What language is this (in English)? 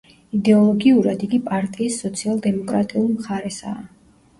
Georgian